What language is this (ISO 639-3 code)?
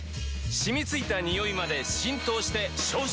jpn